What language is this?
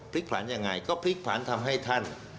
Thai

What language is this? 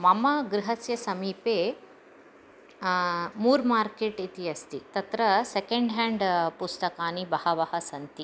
Sanskrit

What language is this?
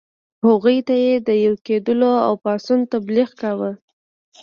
Pashto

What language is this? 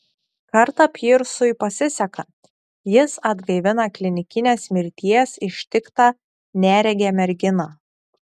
Lithuanian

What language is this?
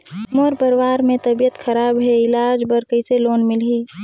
Chhattisgarhi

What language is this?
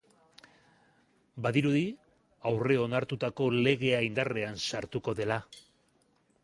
Basque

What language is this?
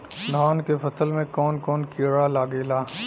Bhojpuri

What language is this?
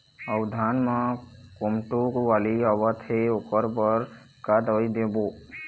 Chhattisgarhi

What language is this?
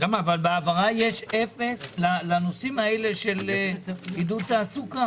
Hebrew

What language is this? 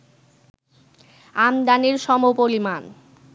Bangla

